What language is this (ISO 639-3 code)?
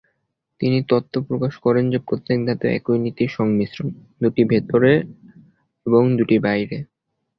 ben